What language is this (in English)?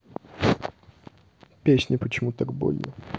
Russian